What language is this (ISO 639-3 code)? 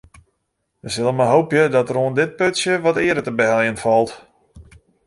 fry